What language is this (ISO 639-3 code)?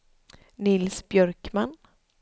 swe